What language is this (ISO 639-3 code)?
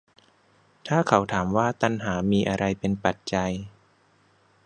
tha